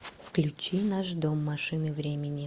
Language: Russian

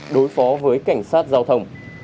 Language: Vietnamese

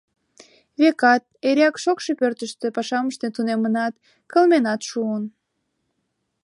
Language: Mari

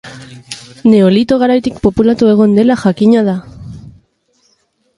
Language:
Basque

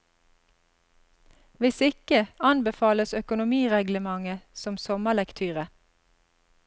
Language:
Norwegian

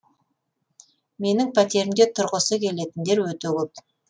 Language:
Kazakh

